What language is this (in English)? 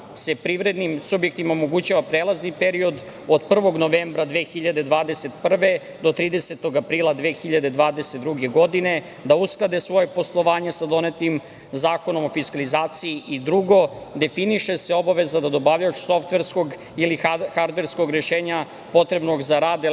Serbian